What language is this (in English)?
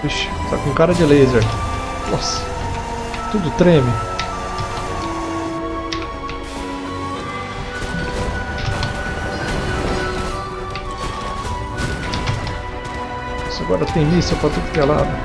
Portuguese